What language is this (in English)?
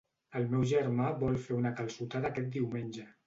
Catalan